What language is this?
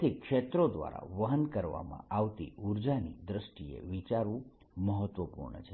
Gujarati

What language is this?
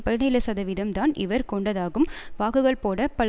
Tamil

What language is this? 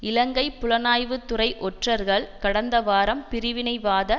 Tamil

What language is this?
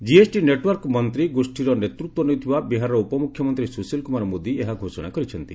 Odia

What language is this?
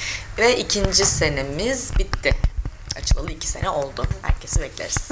Turkish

